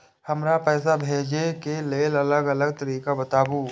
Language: Maithili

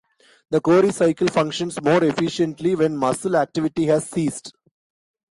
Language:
English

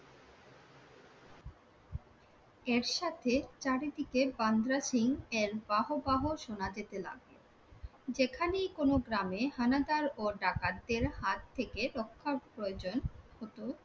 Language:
Bangla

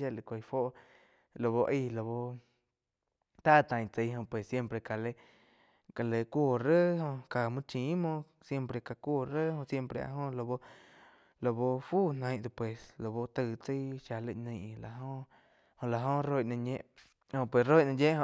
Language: Quiotepec Chinantec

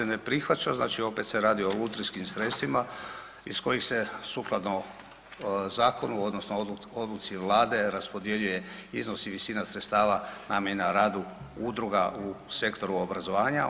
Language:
Croatian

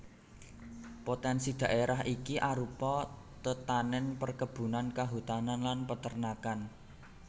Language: Javanese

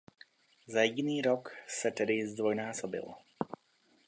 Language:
Czech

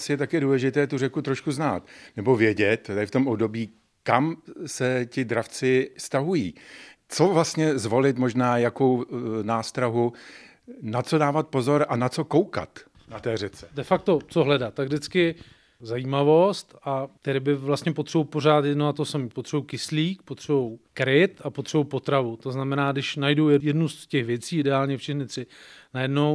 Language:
Czech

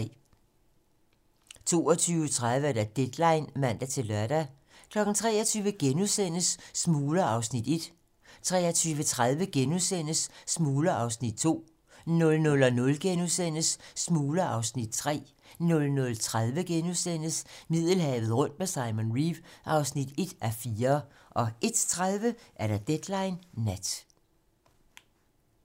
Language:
Danish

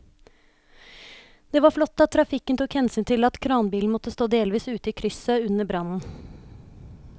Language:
Norwegian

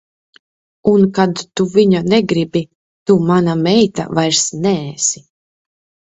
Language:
Latvian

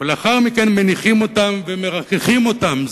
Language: Hebrew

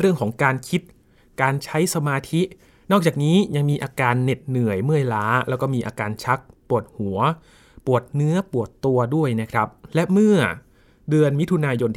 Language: Thai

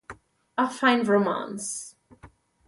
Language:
Italian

